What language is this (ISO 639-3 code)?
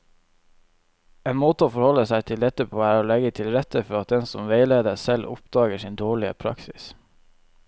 nor